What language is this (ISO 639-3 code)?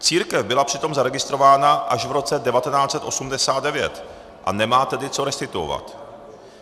ces